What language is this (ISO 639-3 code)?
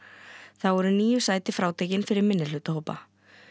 isl